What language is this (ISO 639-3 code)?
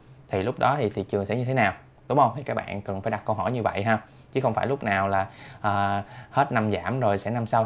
vie